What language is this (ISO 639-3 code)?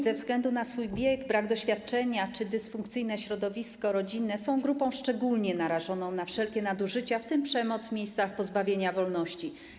pol